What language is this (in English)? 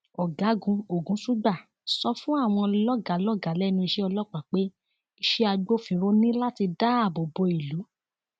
Yoruba